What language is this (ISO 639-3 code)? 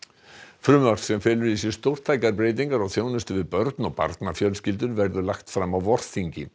isl